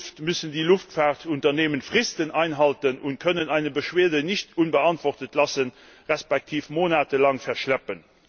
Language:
German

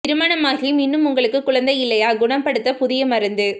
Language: Tamil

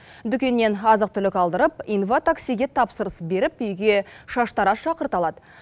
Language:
Kazakh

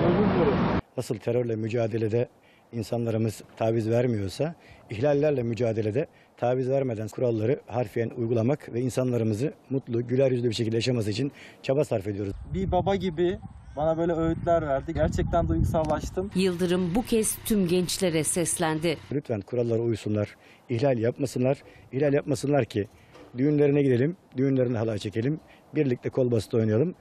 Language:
Turkish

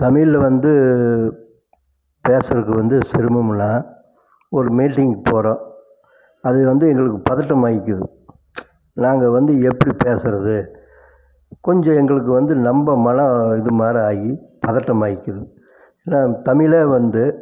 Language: Tamil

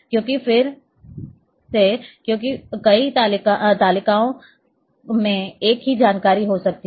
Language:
Hindi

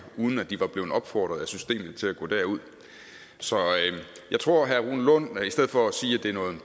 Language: Danish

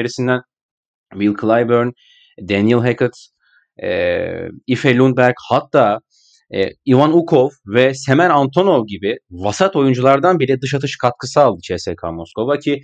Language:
Turkish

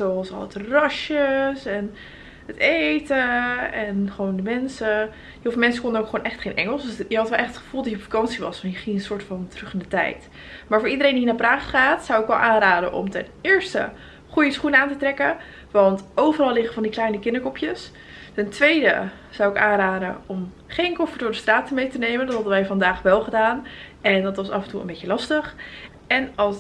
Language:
Dutch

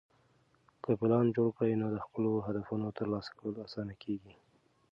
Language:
Pashto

